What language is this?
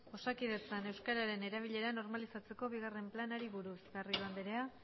Basque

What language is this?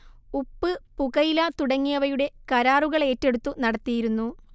Malayalam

